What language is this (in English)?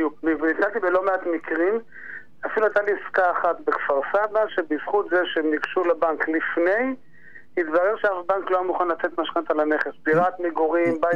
Hebrew